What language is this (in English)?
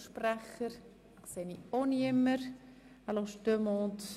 Swiss German